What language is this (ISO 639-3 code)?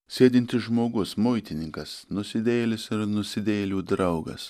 lit